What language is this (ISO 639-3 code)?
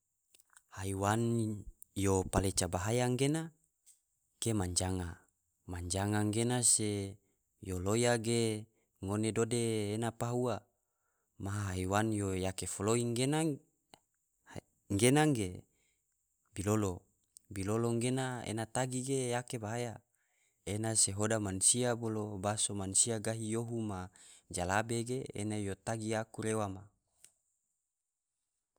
tvo